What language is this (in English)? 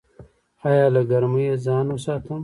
Pashto